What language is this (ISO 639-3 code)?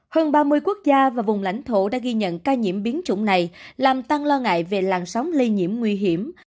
vie